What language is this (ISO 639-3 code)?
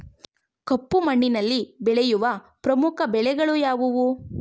kan